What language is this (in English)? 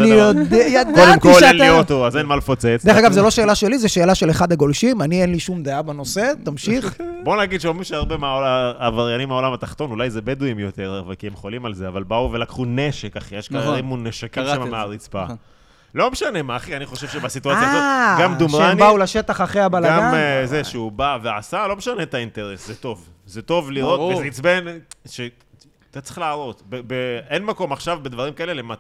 Hebrew